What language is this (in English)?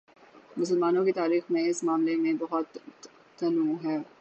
Urdu